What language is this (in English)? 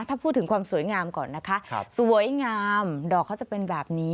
Thai